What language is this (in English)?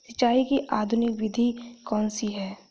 Hindi